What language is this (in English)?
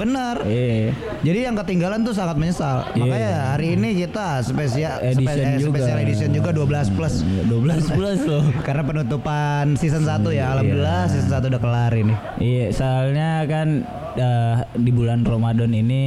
Indonesian